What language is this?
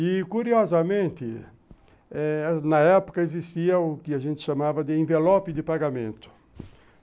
Portuguese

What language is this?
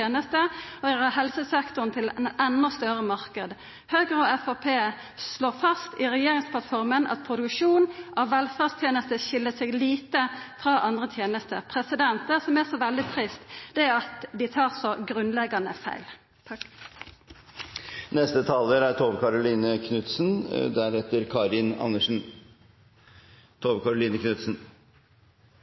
Norwegian Nynorsk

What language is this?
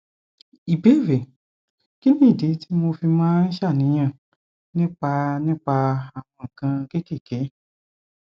Yoruba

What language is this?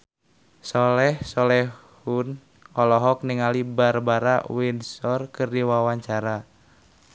Sundanese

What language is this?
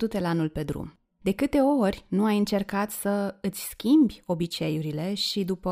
Romanian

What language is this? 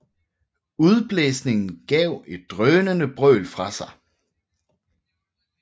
Danish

